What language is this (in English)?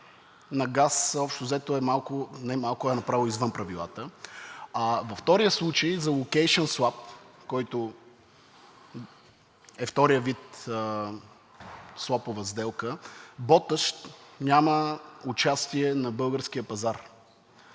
Bulgarian